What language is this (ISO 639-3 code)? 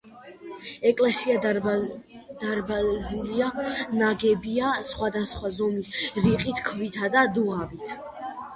kat